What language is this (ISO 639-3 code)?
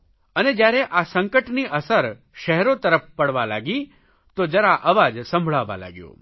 guj